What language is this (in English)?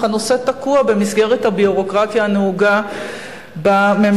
Hebrew